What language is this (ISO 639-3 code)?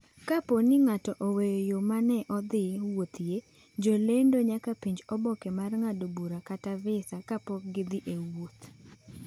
luo